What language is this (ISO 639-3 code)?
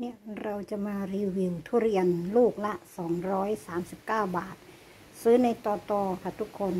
tha